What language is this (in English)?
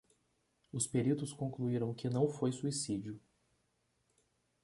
Portuguese